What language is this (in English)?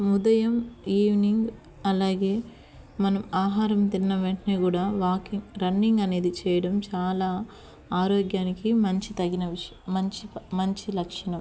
Telugu